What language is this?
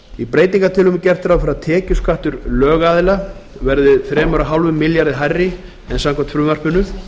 Icelandic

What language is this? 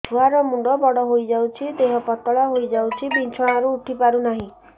Odia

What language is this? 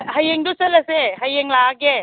Manipuri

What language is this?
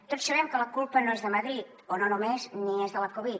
Catalan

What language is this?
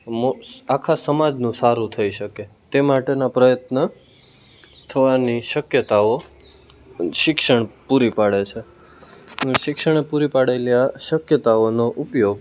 Gujarati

